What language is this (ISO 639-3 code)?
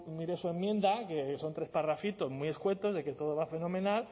spa